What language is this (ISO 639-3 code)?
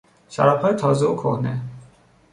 fas